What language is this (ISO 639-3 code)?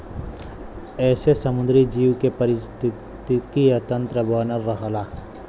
bho